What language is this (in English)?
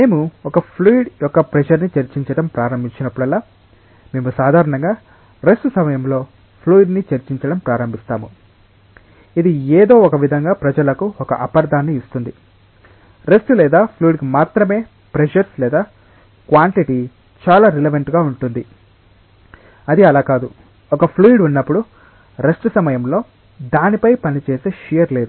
Telugu